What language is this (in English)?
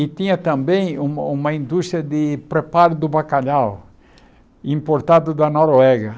Portuguese